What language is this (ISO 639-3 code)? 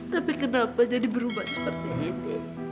ind